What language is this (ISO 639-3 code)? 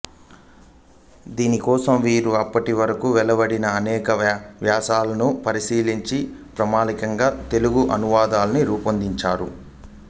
tel